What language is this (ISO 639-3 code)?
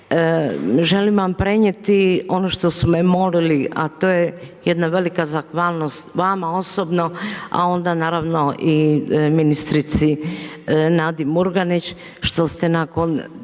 hrv